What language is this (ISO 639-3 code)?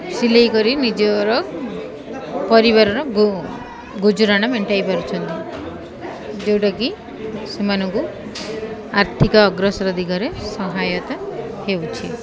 ori